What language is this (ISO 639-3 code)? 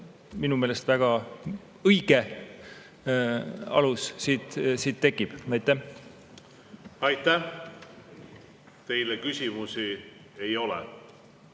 est